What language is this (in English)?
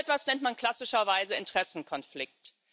German